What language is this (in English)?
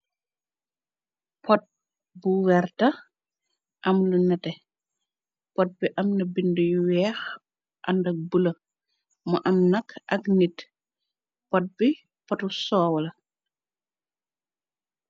Wolof